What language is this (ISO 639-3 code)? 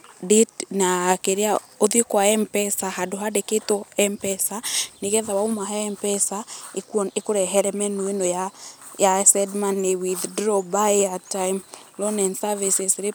kik